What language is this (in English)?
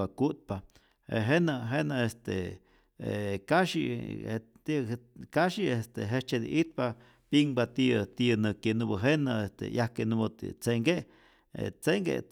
Rayón Zoque